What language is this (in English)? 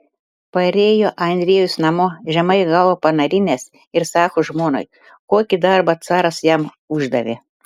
Lithuanian